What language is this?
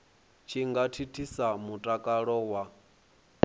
Venda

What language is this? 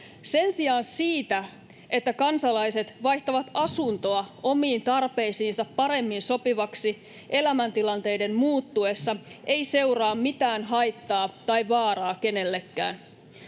Finnish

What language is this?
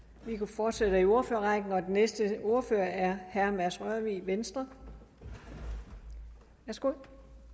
Danish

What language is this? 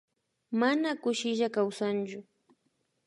Imbabura Highland Quichua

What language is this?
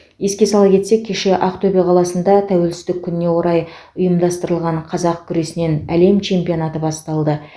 Kazakh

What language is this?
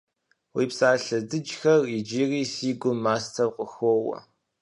Kabardian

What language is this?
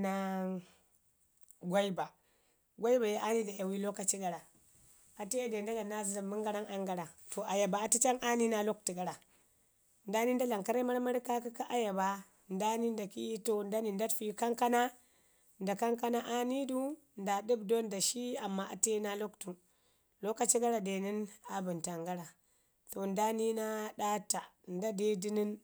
Ngizim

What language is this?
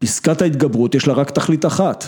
Hebrew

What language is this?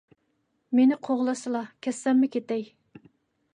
Uyghur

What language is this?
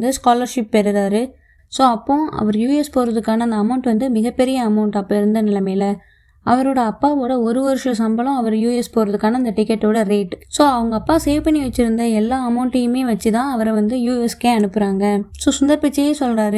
Tamil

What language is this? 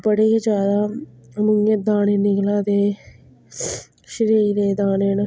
Dogri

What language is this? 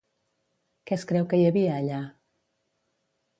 Catalan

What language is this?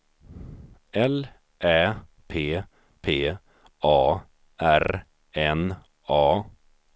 Swedish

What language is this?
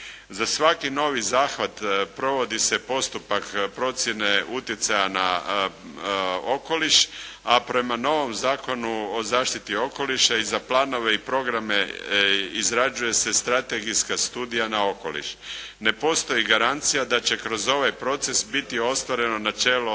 Croatian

